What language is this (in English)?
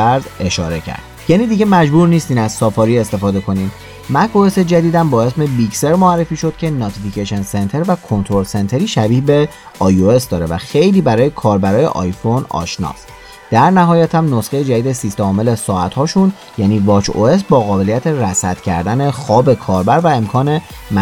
Persian